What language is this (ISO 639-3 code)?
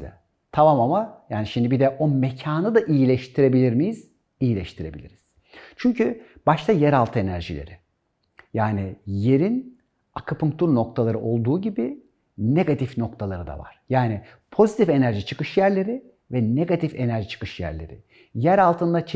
tur